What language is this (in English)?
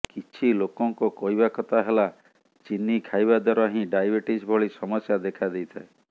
Odia